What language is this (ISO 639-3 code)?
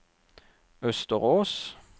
nor